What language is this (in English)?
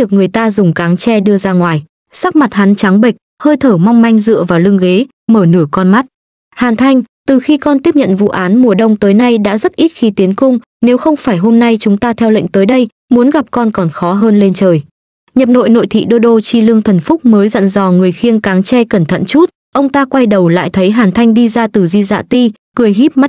Vietnamese